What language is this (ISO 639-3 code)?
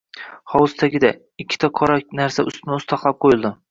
uzb